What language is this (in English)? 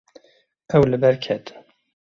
Kurdish